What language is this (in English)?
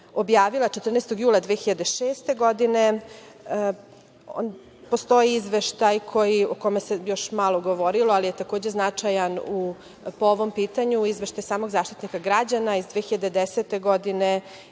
Serbian